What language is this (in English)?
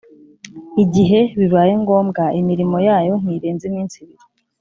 Kinyarwanda